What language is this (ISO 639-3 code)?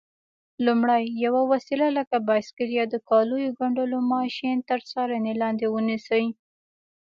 pus